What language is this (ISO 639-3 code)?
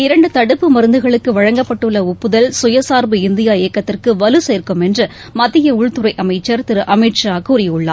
tam